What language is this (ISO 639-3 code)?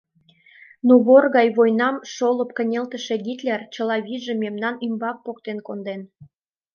chm